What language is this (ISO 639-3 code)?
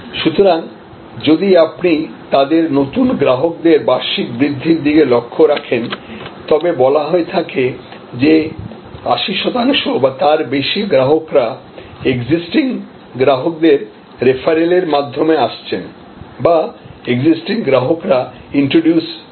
ben